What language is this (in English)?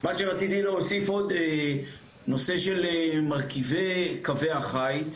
Hebrew